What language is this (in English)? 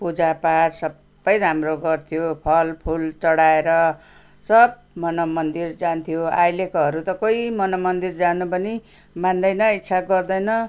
Nepali